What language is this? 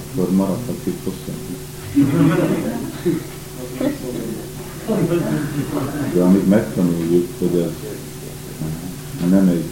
Hungarian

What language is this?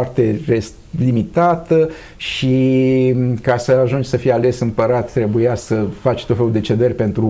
Romanian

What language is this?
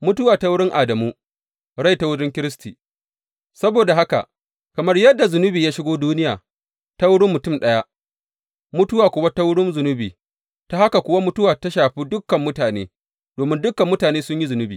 Hausa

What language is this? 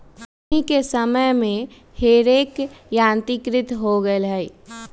Magahi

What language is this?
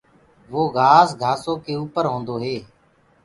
Gurgula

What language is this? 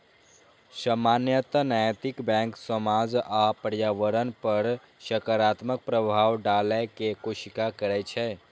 Maithili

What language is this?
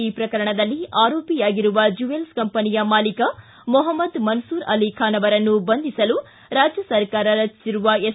Kannada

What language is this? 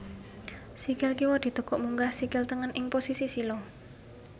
Javanese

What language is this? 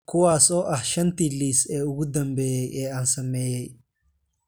Somali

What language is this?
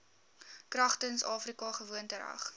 Afrikaans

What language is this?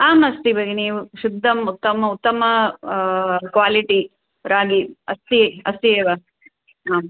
Sanskrit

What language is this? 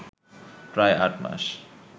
Bangla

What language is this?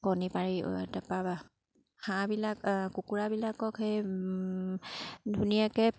Assamese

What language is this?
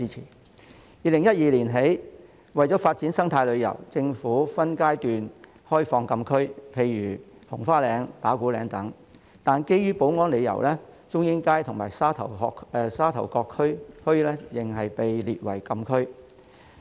Cantonese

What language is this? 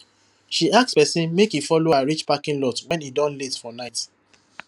Nigerian Pidgin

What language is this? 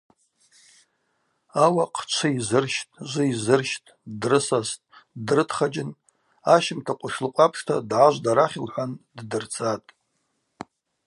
Abaza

